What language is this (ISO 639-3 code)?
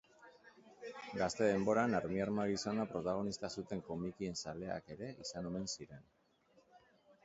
eus